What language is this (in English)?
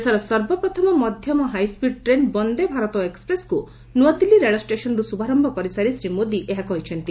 Odia